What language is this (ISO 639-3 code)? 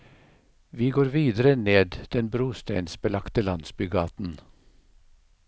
nor